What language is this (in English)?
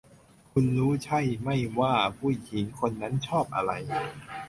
Thai